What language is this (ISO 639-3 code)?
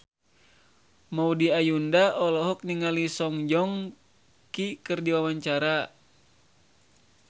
sun